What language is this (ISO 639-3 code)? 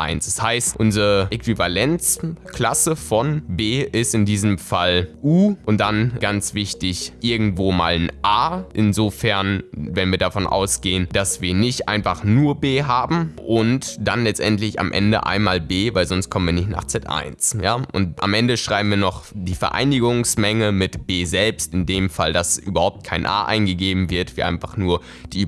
deu